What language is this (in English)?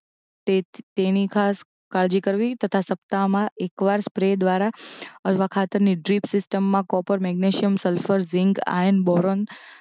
Gujarati